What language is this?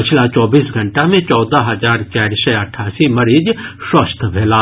Maithili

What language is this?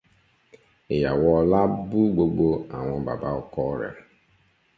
Yoruba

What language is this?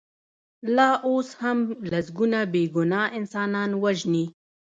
Pashto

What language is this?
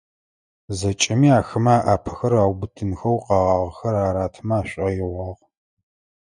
Adyghe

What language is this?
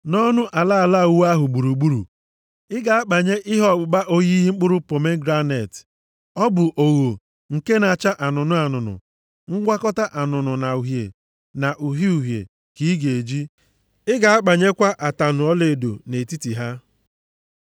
Igbo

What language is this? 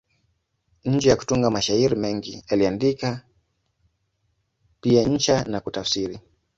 Swahili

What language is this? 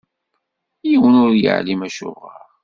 Kabyle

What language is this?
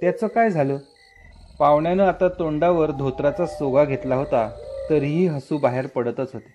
Marathi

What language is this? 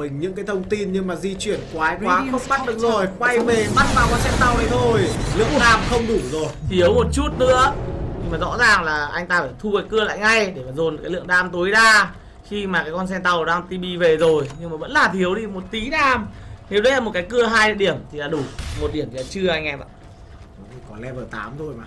Vietnamese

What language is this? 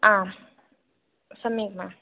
Sanskrit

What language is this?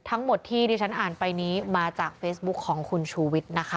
Thai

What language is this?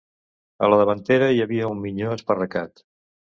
Catalan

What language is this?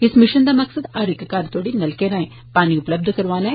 Dogri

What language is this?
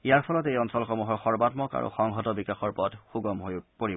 Assamese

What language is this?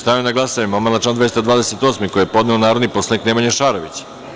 Serbian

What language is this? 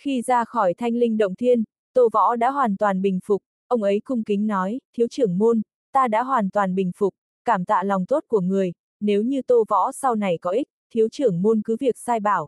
Vietnamese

